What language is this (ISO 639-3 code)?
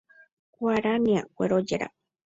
grn